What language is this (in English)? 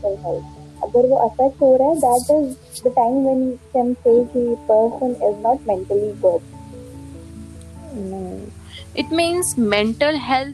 Hindi